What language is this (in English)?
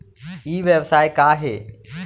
Chhattisgarhi